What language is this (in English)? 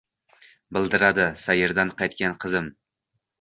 Uzbek